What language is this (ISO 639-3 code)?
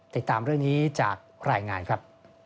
tha